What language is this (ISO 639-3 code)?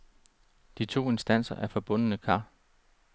dan